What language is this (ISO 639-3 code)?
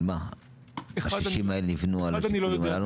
heb